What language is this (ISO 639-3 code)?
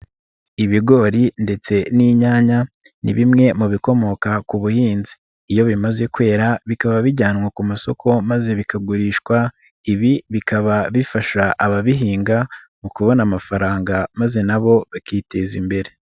kin